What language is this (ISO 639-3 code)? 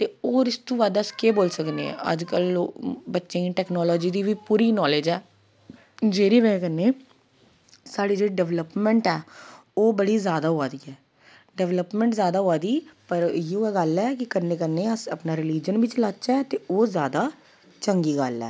doi